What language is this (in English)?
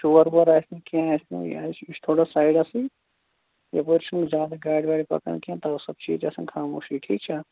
Kashmiri